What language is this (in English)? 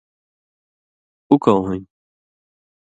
Indus Kohistani